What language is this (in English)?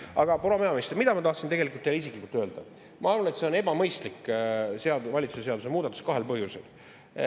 Estonian